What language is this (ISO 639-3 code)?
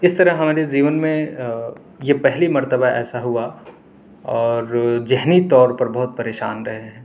urd